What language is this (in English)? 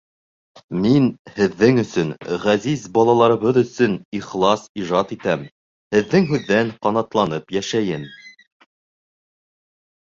Bashkir